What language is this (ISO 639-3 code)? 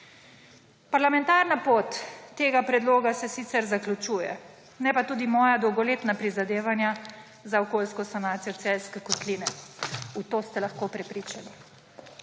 slv